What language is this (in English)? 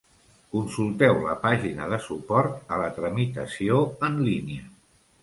Catalan